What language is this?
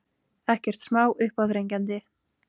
Icelandic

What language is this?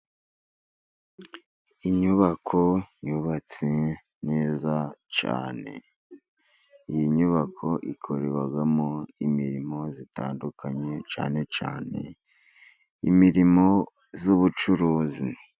Kinyarwanda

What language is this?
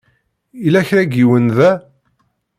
Kabyle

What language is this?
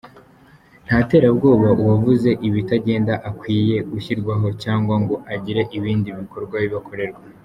Kinyarwanda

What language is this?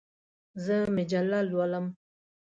Pashto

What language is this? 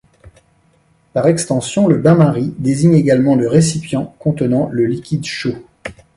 French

